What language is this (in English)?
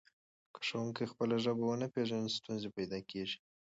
Pashto